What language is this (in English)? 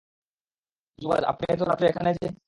Bangla